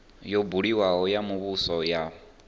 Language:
Venda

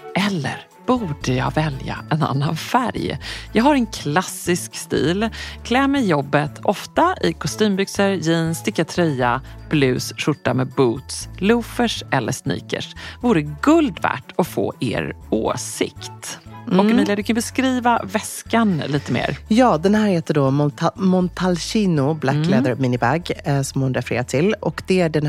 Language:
Swedish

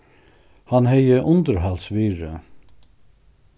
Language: Faroese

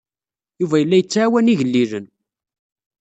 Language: Kabyle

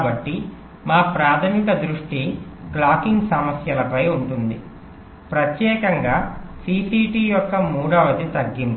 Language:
Telugu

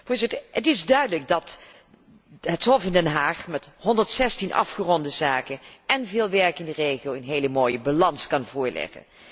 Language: Dutch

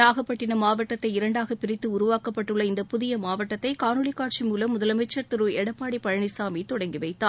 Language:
Tamil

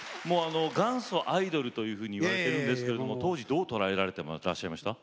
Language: Japanese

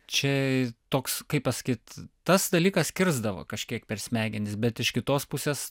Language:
Lithuanian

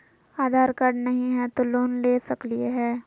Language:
Magahi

